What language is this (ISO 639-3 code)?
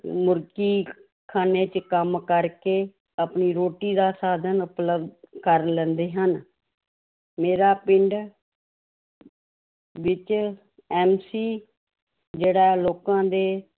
pan